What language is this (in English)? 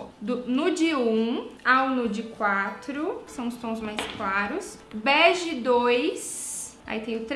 Portuguese